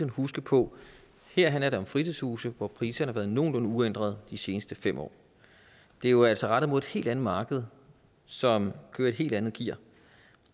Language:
Danish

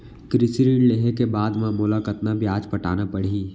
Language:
Chhattisgarhi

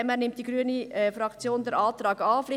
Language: Swiss German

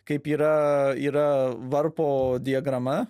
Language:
Lithuanian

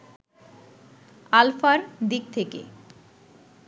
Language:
Bangla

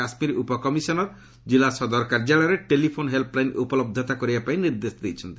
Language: Odia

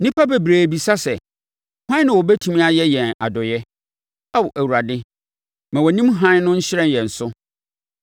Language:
Akan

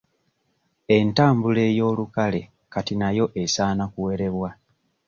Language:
Ganda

